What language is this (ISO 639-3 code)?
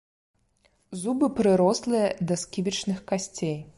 bel